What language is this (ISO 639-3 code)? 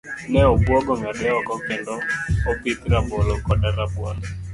luo